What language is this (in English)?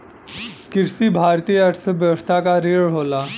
Bhojpuri